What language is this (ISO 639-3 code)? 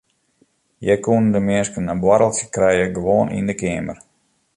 fry